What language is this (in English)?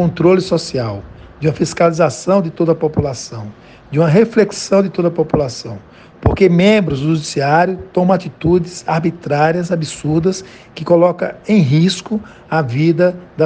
Portuguese